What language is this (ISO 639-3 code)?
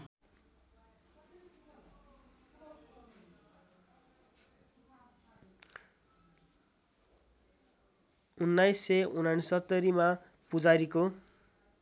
nep